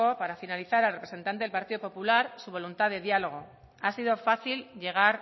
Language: Spanish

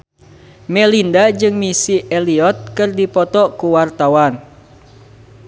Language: Sundanese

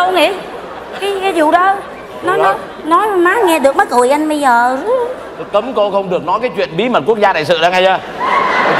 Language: Vietnamese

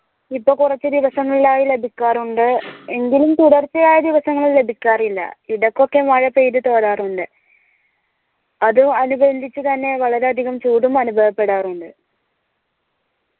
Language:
Malayalam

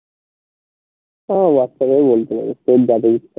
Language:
Bangla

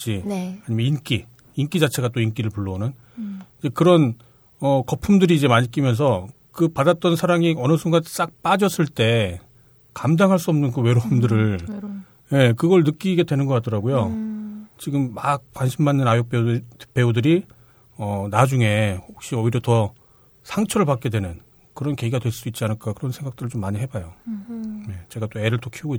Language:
Korean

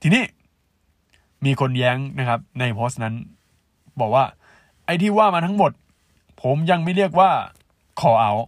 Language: Thai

